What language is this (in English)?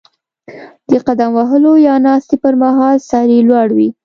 Pashto